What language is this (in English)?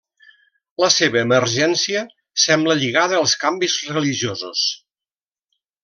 Catalan